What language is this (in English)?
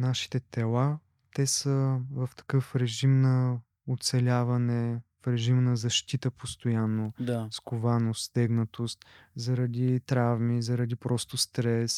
Bulgarian